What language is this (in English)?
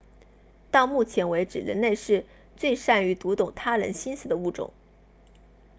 Chinese